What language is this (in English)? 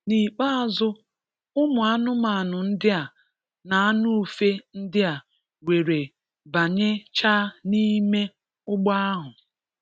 Igbo